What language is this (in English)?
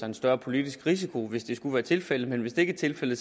Danish